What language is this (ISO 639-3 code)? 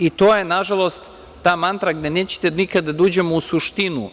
srp